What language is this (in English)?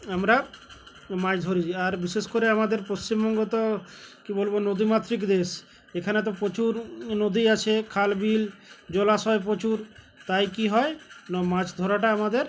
Bangla